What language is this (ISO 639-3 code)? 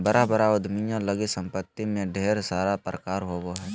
mag